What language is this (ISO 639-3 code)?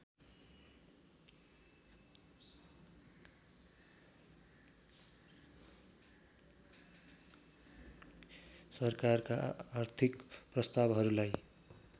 nep